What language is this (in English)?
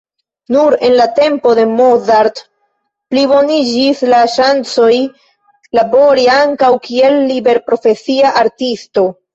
Esperanto